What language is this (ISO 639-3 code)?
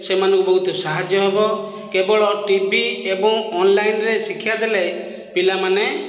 ori